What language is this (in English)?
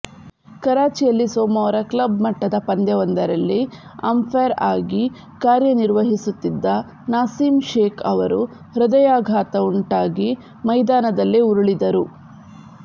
Kannada